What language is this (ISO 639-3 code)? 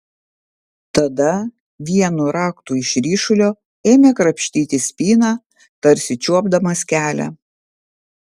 lit